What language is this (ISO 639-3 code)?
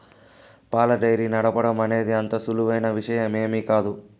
tel